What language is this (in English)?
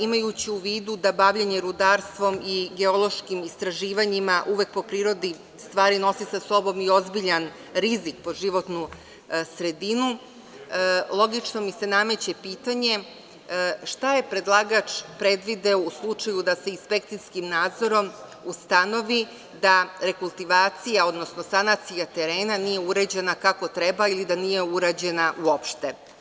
Serbian